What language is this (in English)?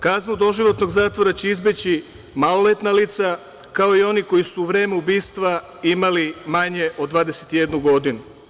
Serbian